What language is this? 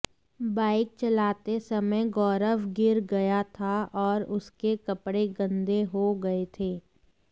Hindi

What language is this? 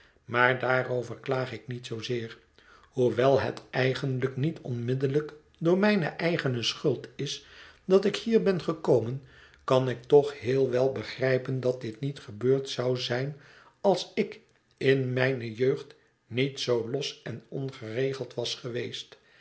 Dutch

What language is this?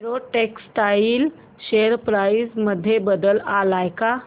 Marathi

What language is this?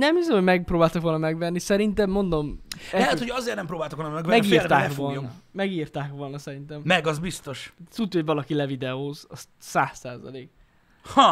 Hungarian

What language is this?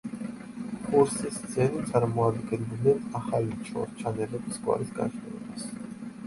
Georgian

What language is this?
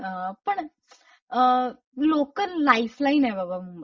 Marathi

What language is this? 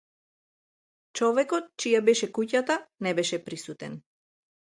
Macedonian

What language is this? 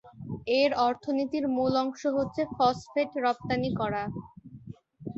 Bangla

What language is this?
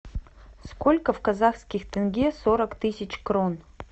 Russian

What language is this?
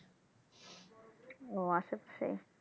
Bangla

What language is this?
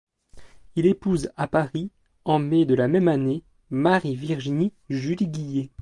French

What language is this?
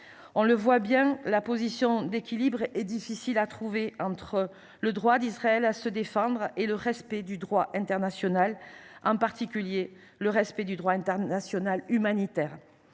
French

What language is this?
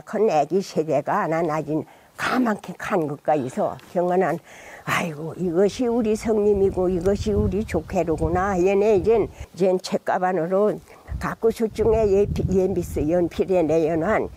Korean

